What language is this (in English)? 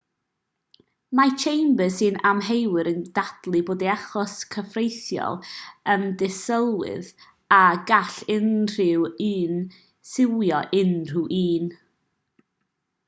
Welsh